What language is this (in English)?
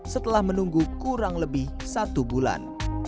Indonesian